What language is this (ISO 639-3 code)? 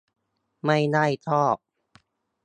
tha